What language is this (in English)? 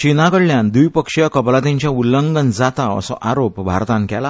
Konkani